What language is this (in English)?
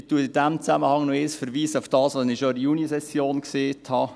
Swiss German